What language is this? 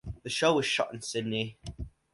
English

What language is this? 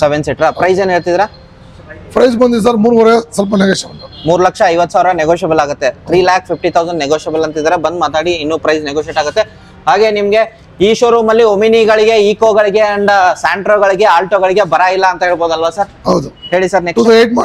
Kannada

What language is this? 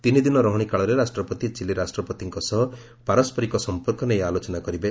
Odia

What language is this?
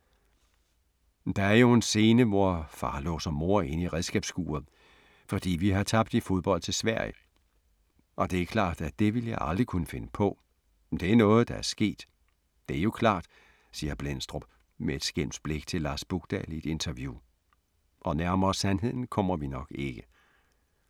Danish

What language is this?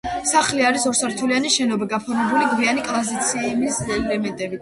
Georgian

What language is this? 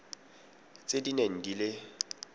Tswana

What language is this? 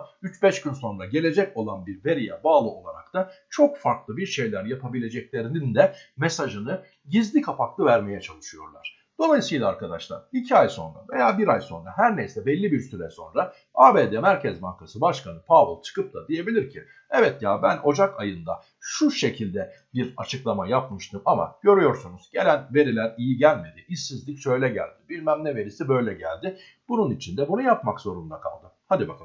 Turkish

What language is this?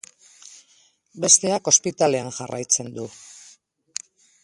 Basque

